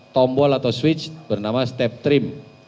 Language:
Indonesian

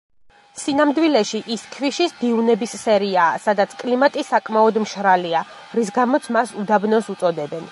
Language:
Georgian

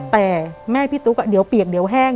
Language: Thai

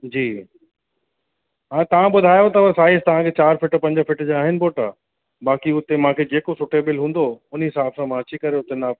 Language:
Sindhi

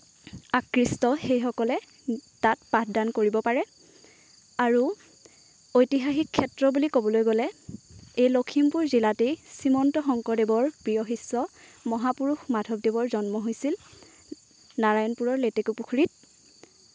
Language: Assamese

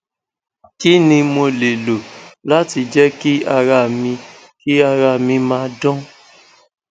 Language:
Yoruba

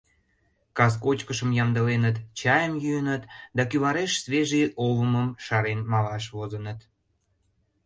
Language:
Mari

